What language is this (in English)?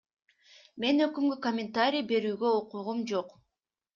Kyrgyz